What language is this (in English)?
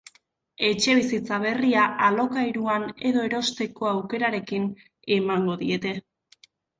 Basque